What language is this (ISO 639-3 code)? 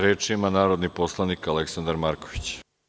srp